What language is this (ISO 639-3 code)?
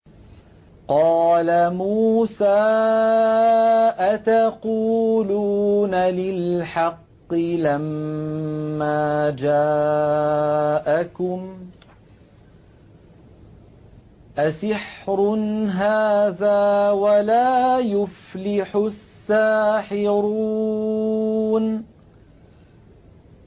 ara